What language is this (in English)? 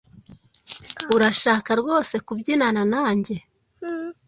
Kinyarwanda